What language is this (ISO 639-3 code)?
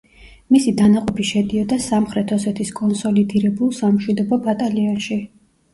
kat